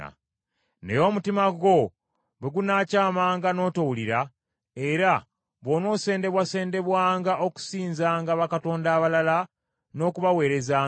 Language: Ganda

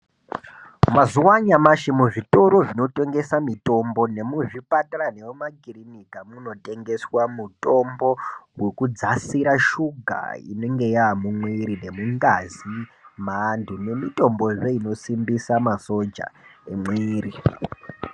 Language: Ndau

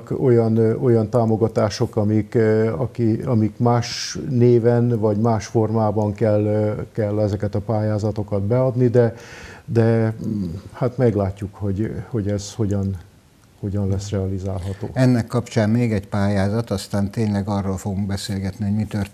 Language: Hungarian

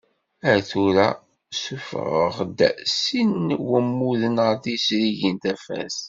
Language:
Kabyle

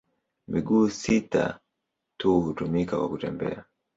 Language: Swahili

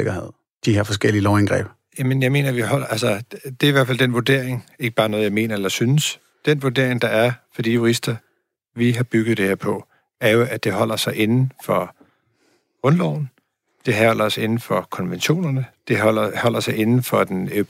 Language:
Danish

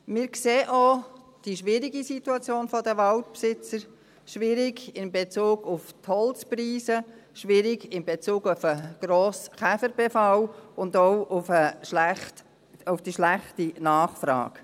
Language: Swiss German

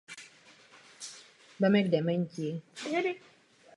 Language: Czech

